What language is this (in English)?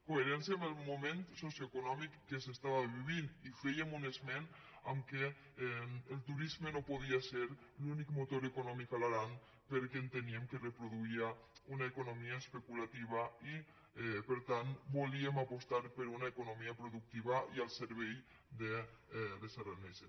Catalan